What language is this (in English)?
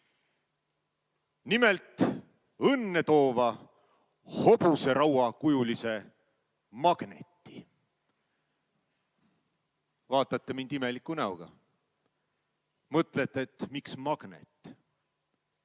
Estonian